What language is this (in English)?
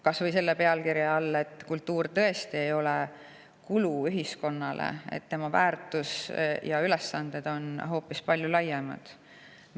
Estonian